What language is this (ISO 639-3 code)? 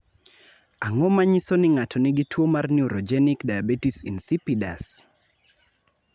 luo